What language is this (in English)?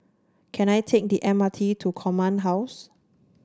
English